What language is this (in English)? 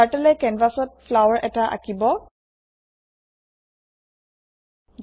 Assamese